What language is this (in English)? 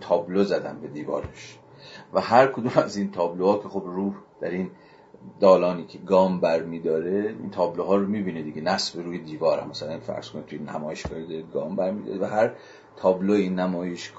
Persian